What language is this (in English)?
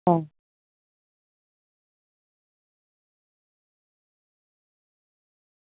Dogri